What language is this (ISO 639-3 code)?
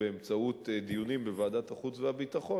heb